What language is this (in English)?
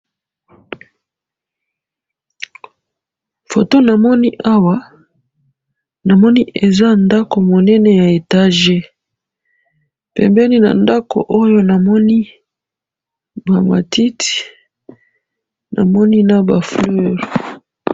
Lingala